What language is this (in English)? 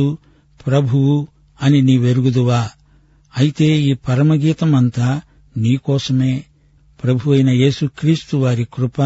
Telugu